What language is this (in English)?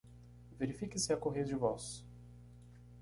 Portuguese